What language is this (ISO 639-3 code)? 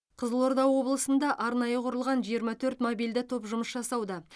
kaz